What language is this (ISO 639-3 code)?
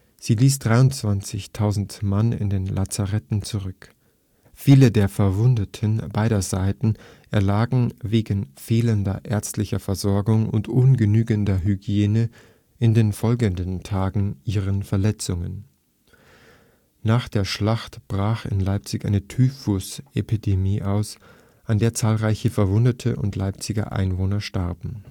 deu